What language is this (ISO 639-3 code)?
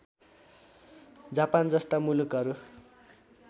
nep